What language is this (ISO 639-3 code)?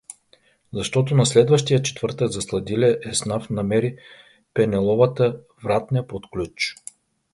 bul